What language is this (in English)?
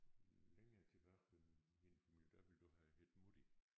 Danish